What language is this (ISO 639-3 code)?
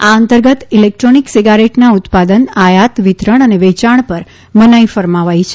guj